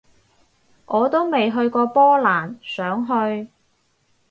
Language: Cantonese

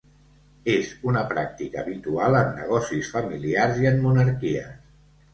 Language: Catalan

